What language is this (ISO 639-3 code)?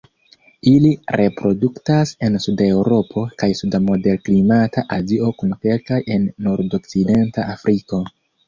epo